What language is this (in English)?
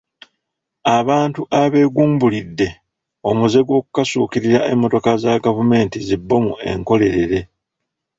Ganda